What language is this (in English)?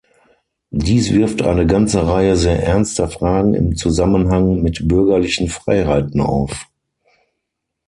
German